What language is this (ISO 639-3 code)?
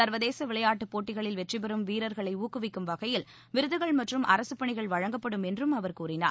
tam